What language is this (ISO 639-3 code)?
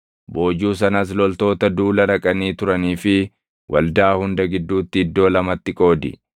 orm